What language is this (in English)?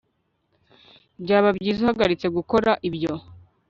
Kinyarwanda